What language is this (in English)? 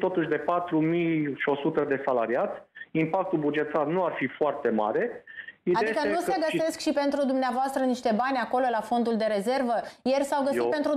Romanian